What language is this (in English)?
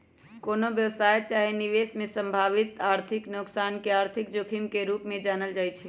Magahi